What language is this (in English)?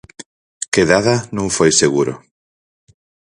Galician